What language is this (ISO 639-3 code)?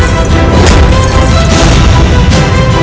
ind